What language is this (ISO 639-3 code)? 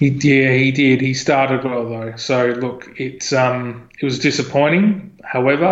eng